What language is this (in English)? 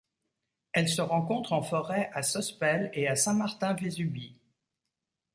French